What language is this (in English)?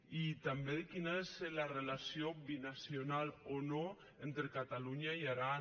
Catalan